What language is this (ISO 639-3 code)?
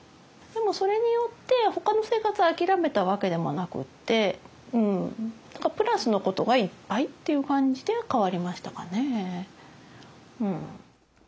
jpn